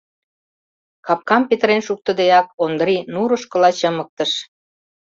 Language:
Mari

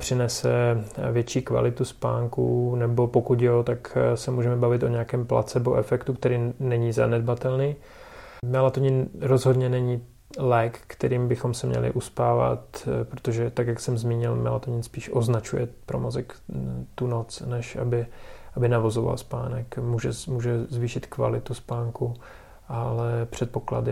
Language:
Czech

